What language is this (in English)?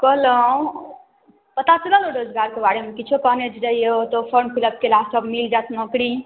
Maithili